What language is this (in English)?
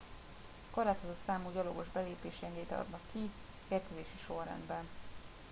Hungarian